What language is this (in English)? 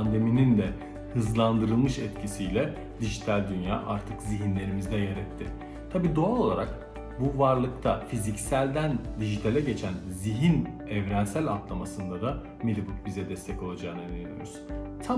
Turkish